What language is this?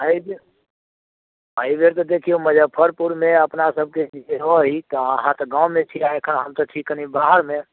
Maithili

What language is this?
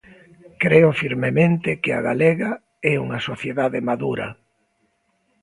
Galician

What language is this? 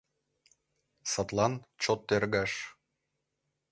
Mari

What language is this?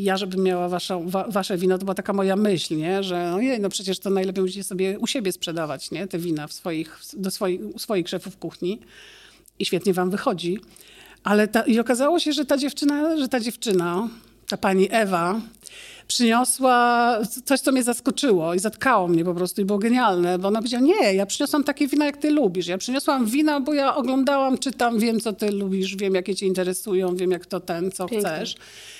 Polish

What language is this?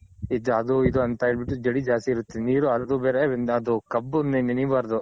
Kannada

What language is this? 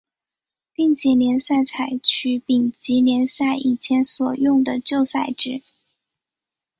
Chinese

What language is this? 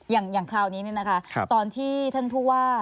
Thai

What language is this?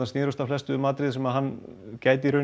Icelandic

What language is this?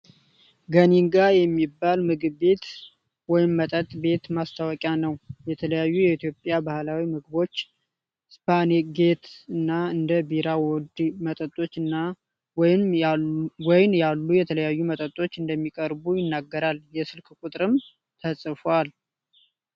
Amharic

